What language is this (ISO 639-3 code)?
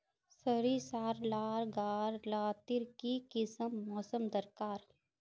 mag